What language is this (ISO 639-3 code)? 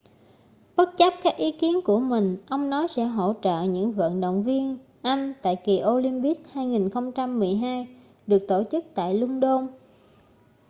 vie